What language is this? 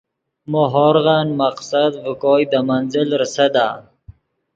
Yidgha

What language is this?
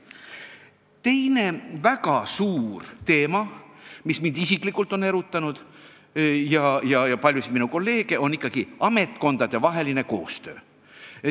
Estonian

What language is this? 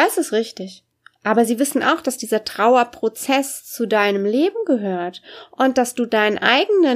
German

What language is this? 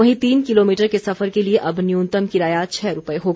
Hindi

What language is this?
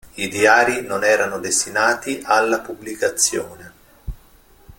Italian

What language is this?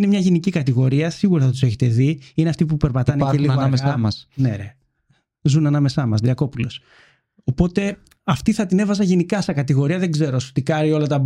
Greek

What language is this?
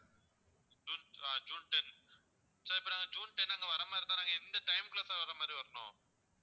Tamil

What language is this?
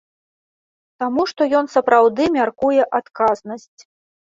Belarusian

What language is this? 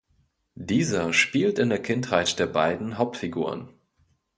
German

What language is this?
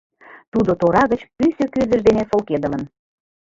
Mari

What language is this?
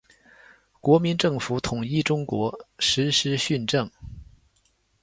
Chinese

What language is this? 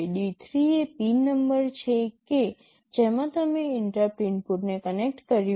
Gujarati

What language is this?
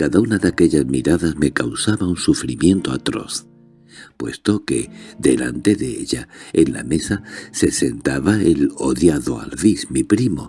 Spanish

